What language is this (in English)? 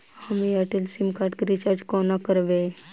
Maithili